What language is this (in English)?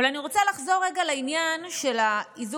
Hebrew